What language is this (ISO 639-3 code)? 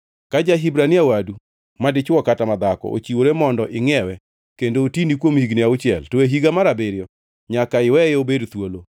luo